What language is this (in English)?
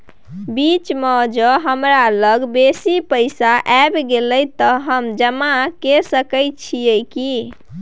Maithili